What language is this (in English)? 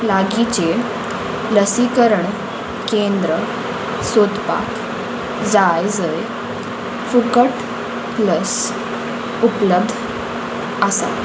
Konkani